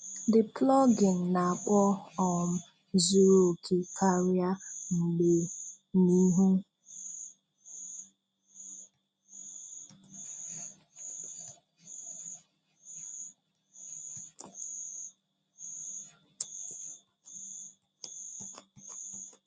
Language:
Igbo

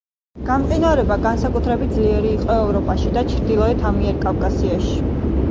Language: Georgian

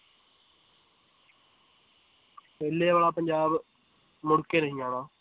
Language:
Punjabi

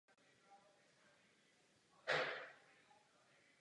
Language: Czech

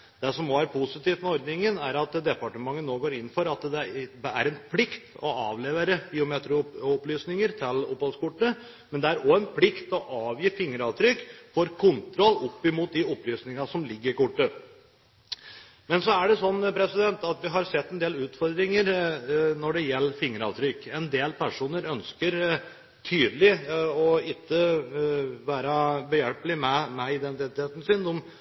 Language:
Norwegian Bokmål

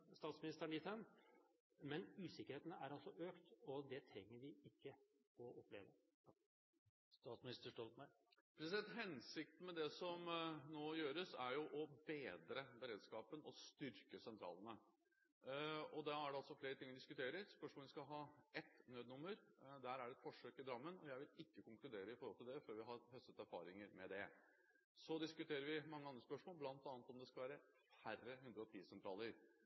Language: Norwegian Bokmål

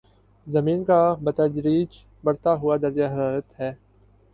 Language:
Urdu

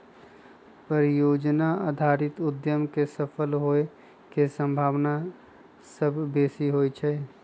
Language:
Magahi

